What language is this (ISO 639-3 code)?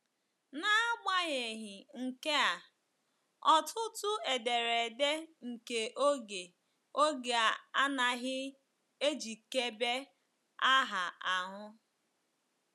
ibo